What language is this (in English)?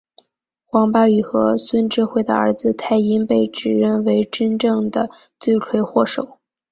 Chinese